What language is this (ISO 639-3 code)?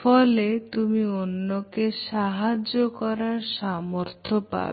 ben